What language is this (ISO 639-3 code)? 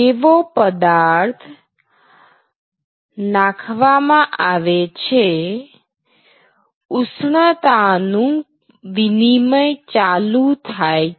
guj